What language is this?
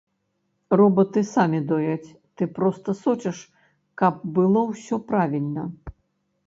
Belarusian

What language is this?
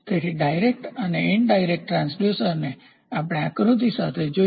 Gujarati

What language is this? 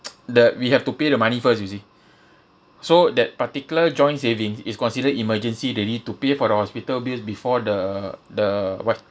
English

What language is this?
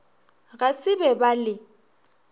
Northern Sotho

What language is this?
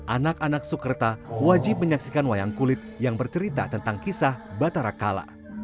Indonesian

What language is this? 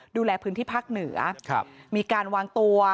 Thai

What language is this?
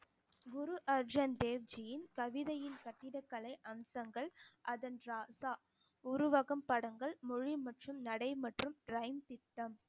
Tamil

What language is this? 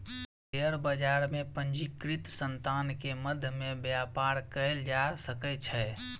Maithili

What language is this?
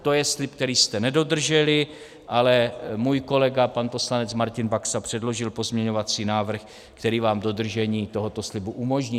Czech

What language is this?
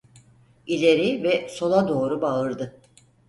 Turkish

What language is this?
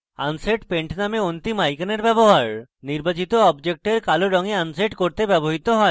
Bangla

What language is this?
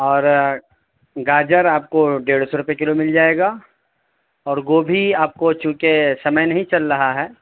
Urdu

